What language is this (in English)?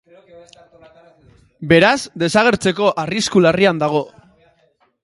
Basque